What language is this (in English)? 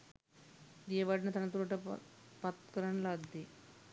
Sinhala